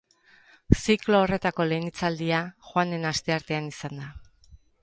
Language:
Basque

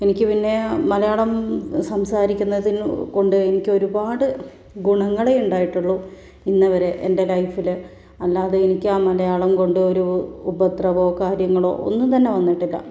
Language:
Malayalam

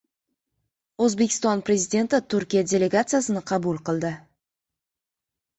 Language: Uzbek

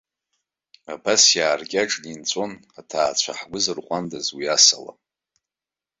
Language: Abkhazian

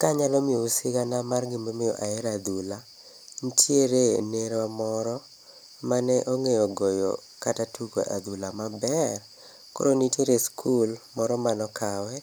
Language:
Luo (Kenya and Tanzania)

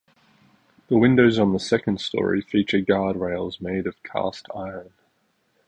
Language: English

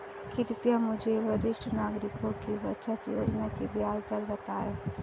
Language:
Hindi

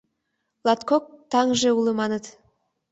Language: Mari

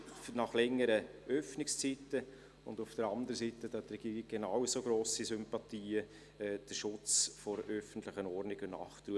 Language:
Swiss German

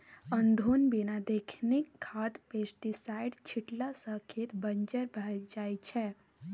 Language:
Maithili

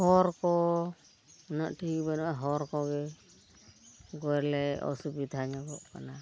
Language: Santali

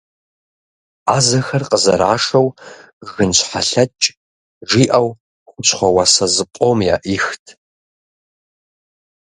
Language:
Kabardian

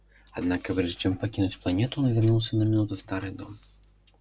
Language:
Russian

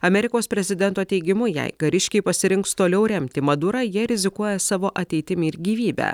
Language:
Lithuanian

